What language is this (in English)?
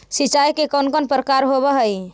Magahi